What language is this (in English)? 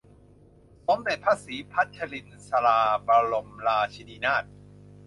Thai